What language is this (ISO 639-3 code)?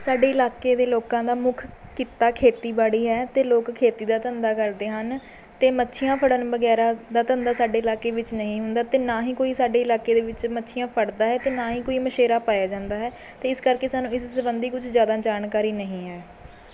pan